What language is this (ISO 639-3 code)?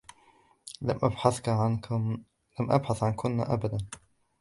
ara